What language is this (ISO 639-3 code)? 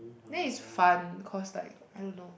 eng